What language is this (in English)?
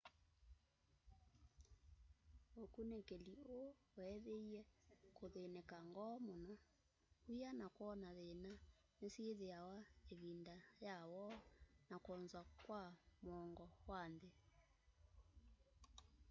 Kamba